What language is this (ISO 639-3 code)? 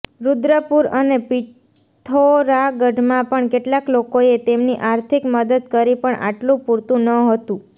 guj